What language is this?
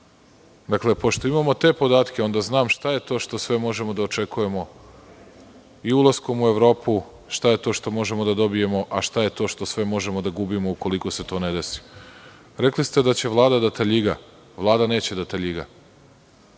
Serbian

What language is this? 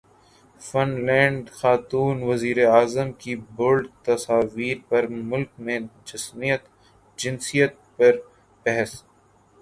Urdu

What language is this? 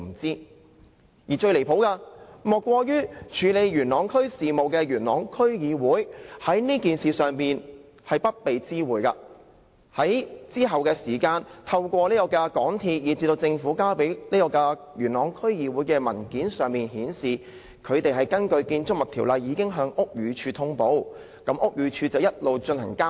Cantonese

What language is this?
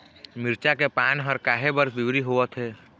Chhattisgarhi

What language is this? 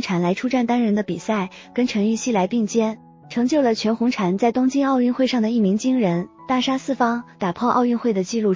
Chinese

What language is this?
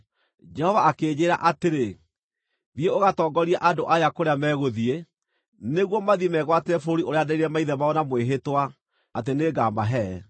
Kikuyu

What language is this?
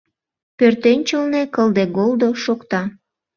Mari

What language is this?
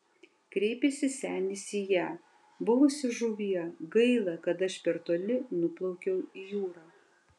Lithuanian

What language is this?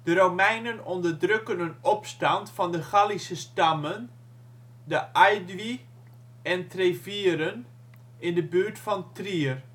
Dutch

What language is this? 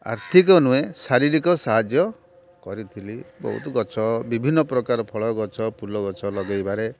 Odia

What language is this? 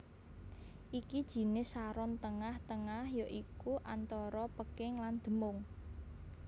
Javanese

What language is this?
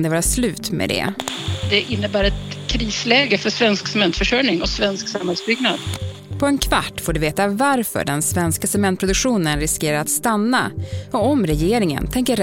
Swedish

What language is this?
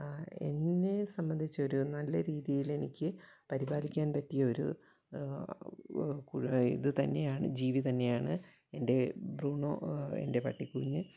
Malayalam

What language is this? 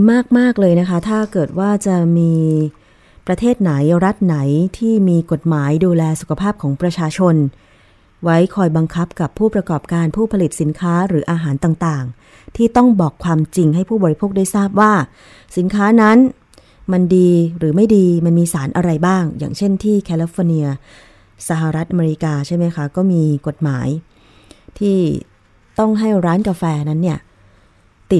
Thai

